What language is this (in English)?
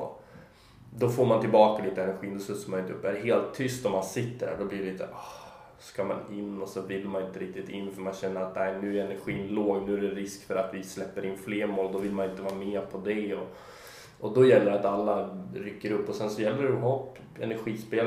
Swedish